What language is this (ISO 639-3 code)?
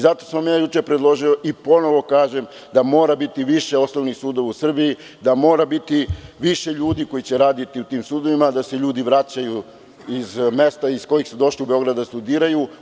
srp